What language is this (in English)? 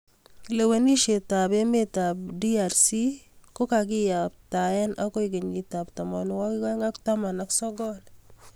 Kalenjin